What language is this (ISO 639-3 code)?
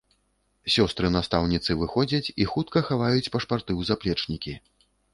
bel